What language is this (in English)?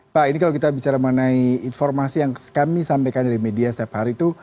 Indonesian